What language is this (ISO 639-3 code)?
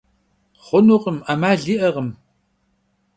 kbd